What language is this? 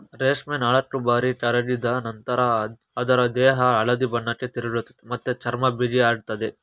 Kannada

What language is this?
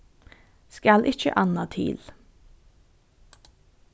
Faroese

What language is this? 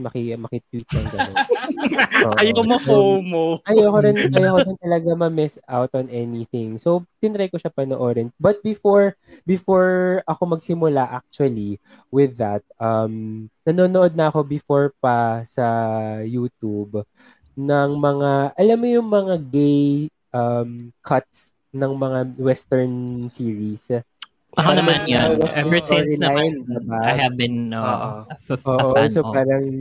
Filipino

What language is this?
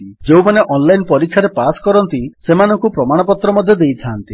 Odia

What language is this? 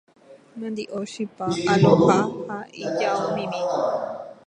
Guarani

